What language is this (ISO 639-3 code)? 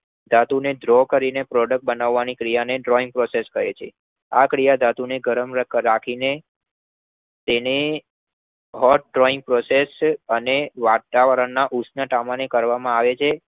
guj